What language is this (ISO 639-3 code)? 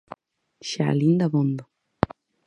glg